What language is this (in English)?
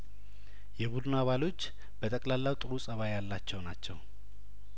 Amharic